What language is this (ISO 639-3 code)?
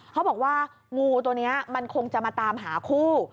tha